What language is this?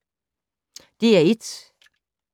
Danish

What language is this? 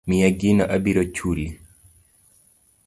Luo (Kenya and Tanzania)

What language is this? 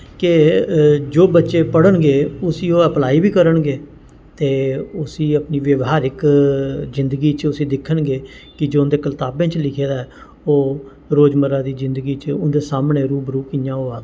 Dogri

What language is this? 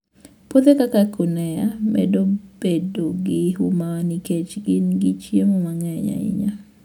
Luo (Kenya and Tanzania)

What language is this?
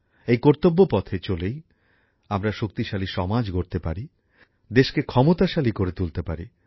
Bangla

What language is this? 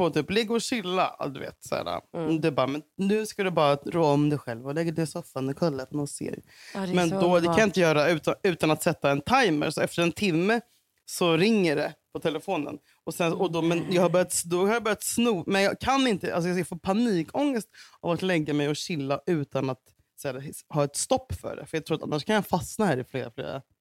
Swedish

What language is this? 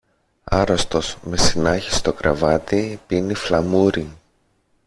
Greek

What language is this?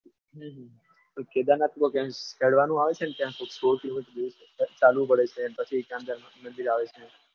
Gujarati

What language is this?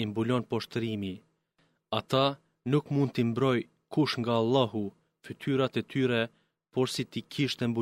Greek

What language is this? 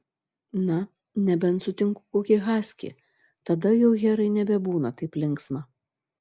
Lithuanian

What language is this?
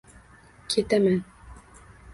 Uzbek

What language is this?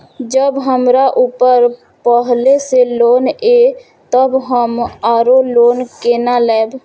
Maithili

